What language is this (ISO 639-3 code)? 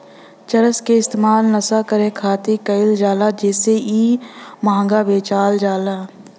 bho